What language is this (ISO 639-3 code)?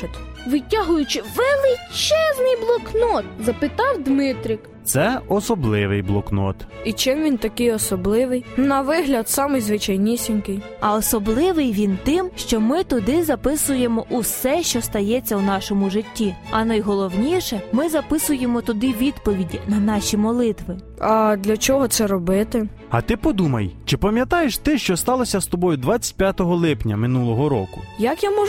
ukr